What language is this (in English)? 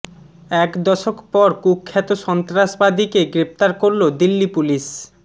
Bangla